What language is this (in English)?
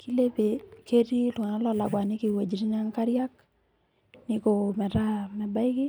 Masai